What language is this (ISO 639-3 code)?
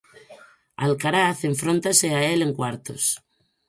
glg